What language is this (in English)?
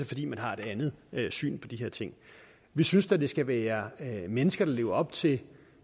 Danish